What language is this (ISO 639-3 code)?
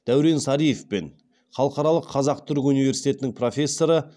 kaz